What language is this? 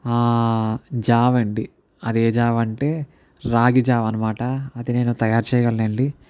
Telugu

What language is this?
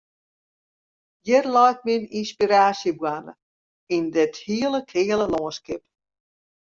Western Frisian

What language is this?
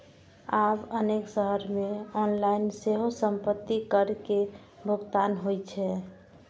Maithili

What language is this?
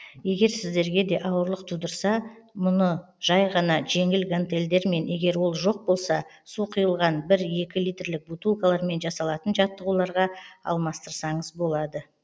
Kazakh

